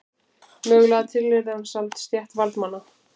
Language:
Icelandic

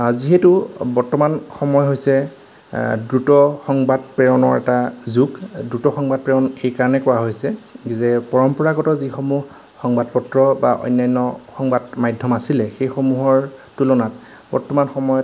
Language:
Assamese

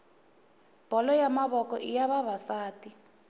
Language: Tsonga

